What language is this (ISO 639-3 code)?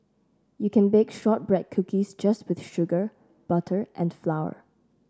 eng